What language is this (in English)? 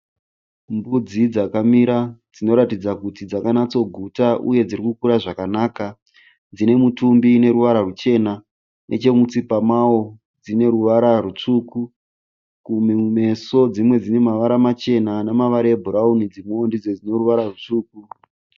Shona